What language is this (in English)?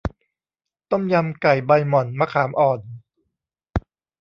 Thai